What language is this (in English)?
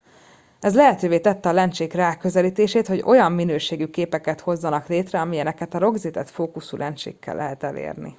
Hungarian